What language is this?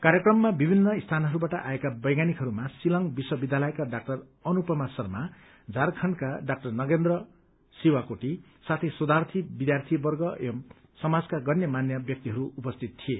Nepali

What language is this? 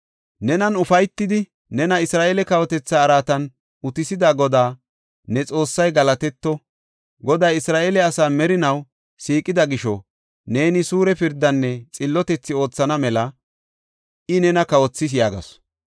Gofa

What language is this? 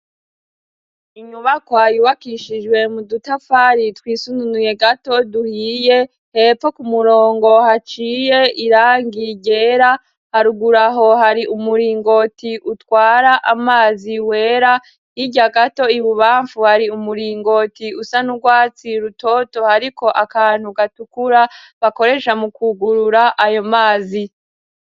Rundi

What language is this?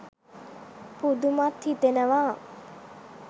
Sinhala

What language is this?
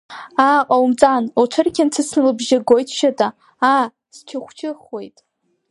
Abkhazian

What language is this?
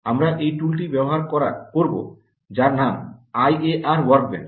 Bangla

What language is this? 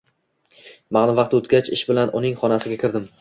Uzbek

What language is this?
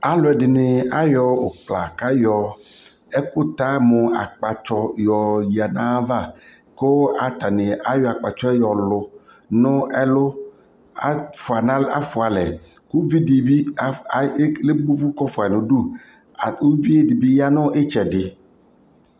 Ikposo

